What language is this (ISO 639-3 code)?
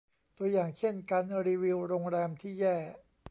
tha